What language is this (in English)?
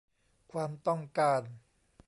Thai